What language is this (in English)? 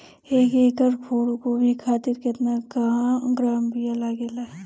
Bhojpuri